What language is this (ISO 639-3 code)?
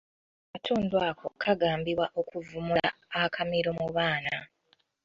lug